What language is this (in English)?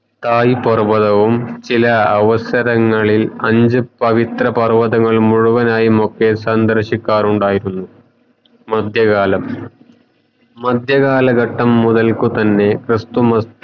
Malayalam